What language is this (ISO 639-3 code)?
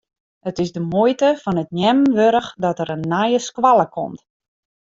fry